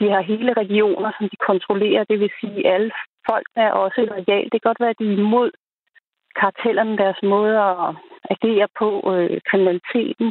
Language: Danish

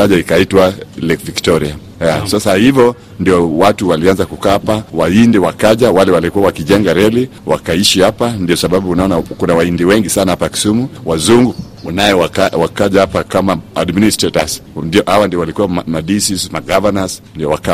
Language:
Swahili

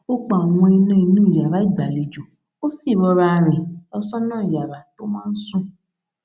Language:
Yoruba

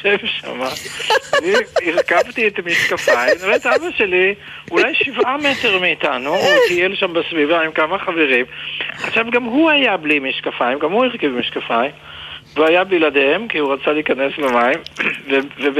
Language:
Hebrew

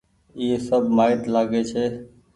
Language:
Goaria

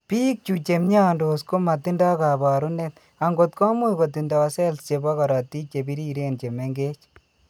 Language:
Kalenjin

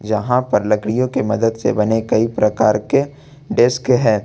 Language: Hindi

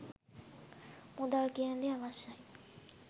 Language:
Sinhala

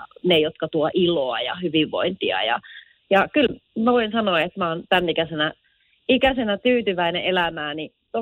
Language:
Finnish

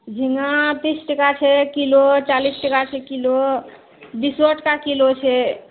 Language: Maithili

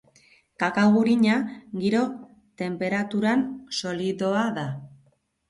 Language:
Basque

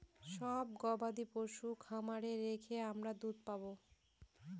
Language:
Bangla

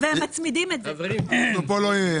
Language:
Hebrew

